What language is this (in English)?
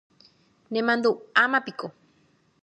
Guarani